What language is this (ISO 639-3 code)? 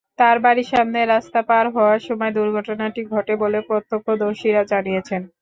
ben